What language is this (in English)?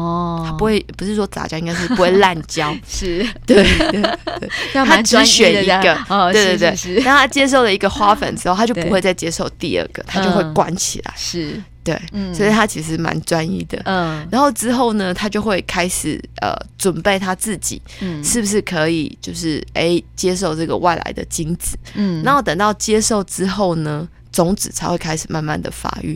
Chinese